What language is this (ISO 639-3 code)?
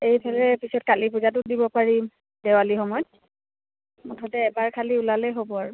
asm